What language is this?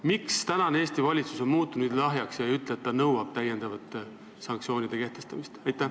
Estonian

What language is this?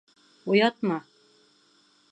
Bashkir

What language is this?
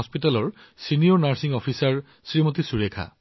Assamese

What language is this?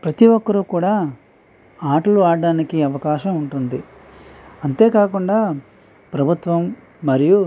Telugu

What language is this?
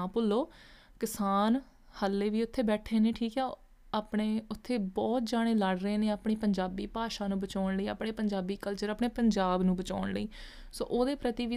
Punjabi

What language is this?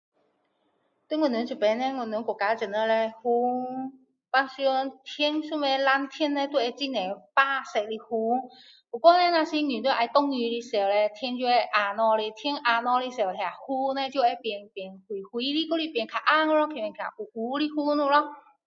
Min Dong Chinese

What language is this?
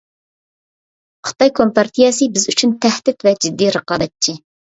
Uyghur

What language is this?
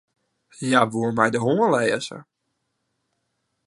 Western Frisian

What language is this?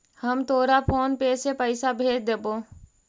Magahi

